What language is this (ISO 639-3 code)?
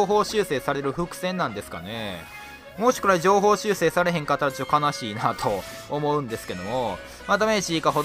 jpn